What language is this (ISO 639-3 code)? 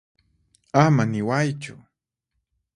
qxp